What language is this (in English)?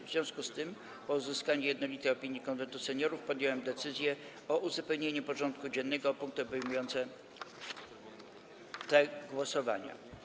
Polish